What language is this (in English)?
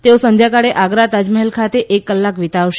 Gujarati